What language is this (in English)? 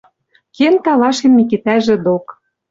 Western Mari